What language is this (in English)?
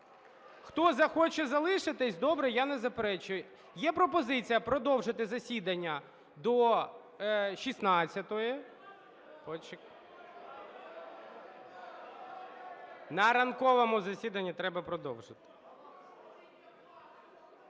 Ukrainian